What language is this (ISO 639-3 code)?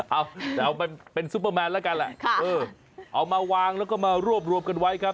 tha